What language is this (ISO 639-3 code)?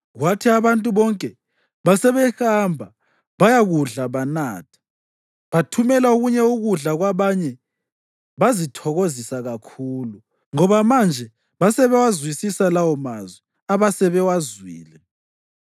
nde